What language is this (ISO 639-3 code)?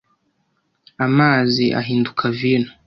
kin